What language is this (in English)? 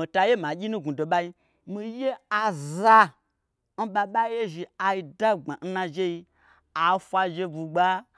Gbagyi